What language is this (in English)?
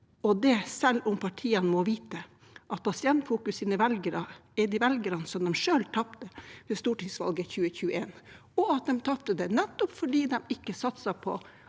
Norwegian